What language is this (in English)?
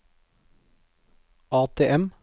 Norwegian